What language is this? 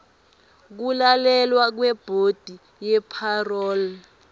Swati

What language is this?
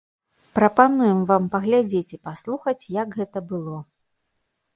Belarusian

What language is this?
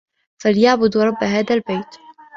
Arabic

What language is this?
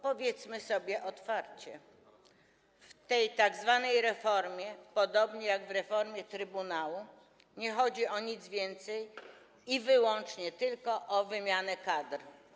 Polish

